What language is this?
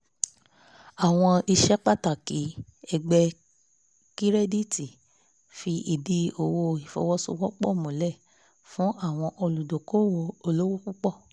Yoruba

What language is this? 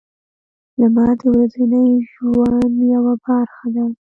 Pashto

